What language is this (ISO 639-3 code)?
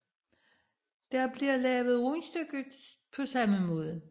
dan